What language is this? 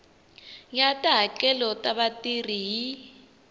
Tsonga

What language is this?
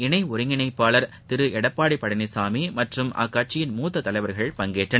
Tamil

